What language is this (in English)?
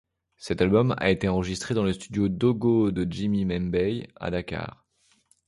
French